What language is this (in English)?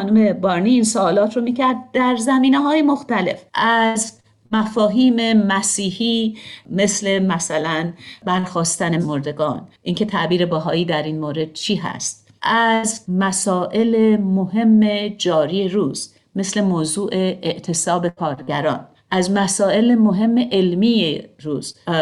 Persian